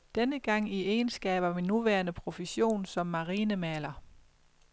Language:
Danish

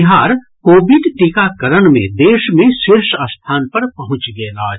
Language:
Maithili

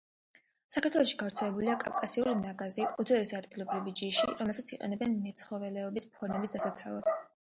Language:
Georgian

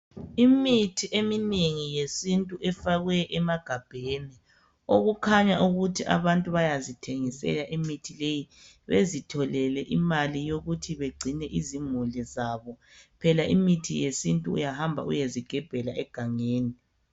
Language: North Ndebele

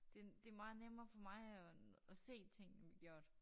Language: Danish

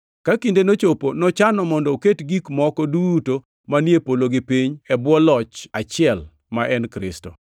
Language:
Luo (Kenya and Tanzania)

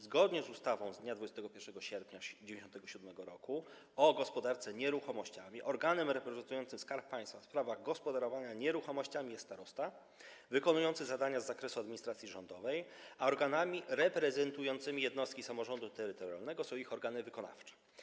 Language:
Polish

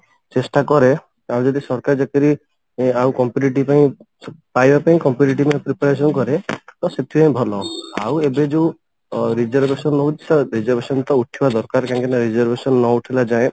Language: Odia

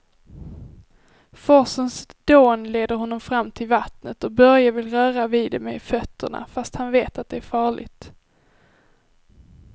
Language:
Swedish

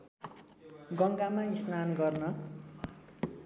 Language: Nepali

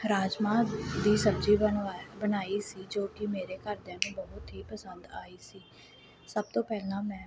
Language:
Punjabi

